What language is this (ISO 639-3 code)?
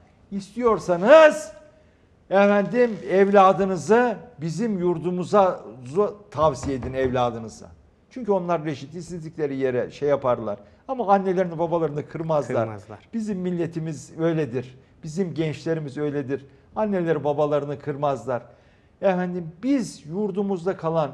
tur